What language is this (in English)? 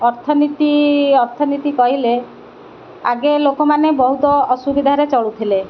Odia